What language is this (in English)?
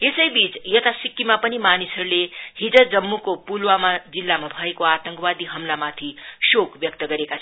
Nepali